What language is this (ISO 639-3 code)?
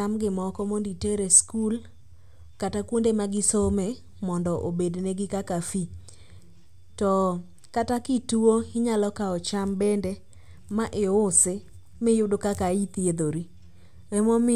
luo